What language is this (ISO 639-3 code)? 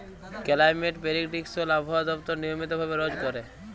ben